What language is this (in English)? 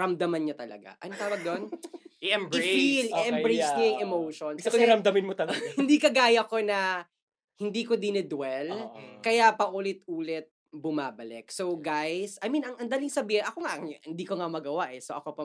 Filipino